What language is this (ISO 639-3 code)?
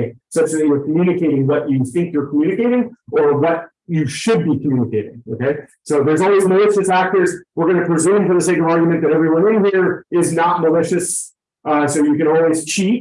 eng